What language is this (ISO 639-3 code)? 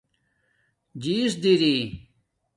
dmk